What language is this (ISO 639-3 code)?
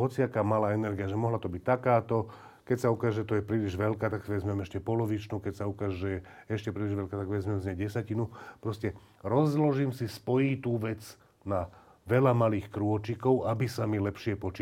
slk